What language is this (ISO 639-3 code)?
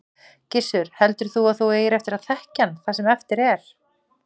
isl